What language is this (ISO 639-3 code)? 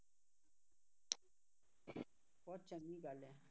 pan